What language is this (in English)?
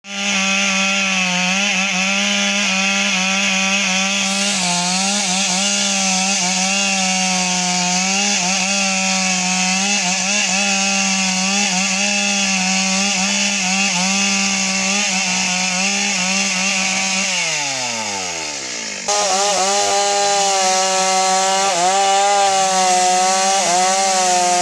Indonesian